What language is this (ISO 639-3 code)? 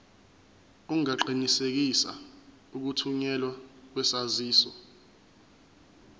zul